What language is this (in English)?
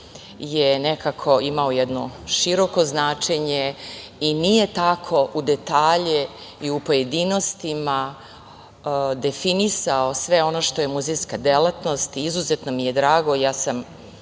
Serbian